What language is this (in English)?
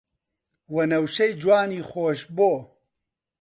Central Kurdish